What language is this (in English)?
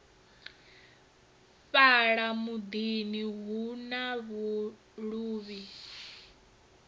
Venda